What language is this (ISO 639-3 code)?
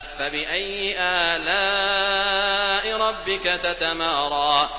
ara